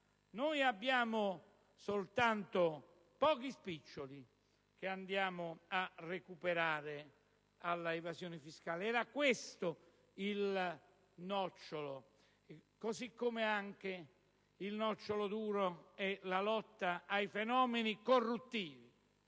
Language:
Italian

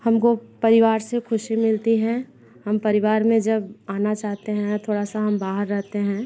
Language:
Hindi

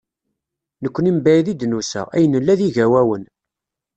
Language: Kabyle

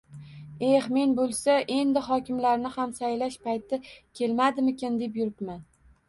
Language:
Uzbek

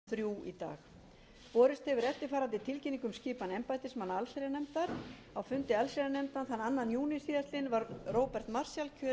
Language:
Icelandic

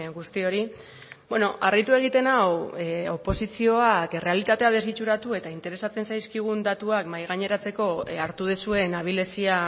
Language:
Basque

